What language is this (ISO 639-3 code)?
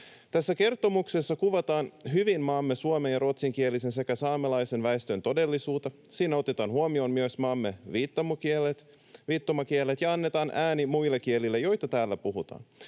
fin